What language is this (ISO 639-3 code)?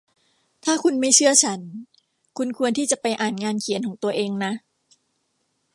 tha